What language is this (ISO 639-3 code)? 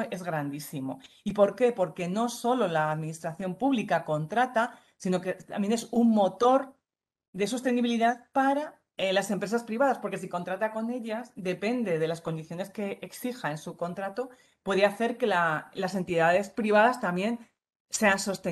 spa